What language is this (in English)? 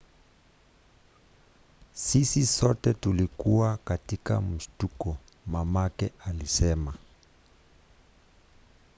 Swahili